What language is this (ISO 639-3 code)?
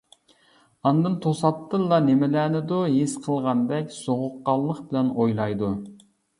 uig